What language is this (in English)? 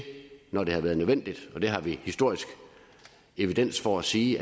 Danish